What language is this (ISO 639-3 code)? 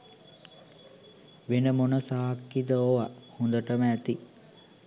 sin